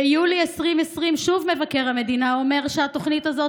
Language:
Hebrew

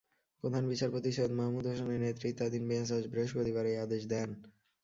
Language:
Bangla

